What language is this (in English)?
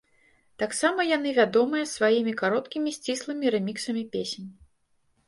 Belarusian